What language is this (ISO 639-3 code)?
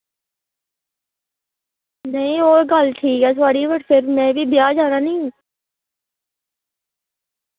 doi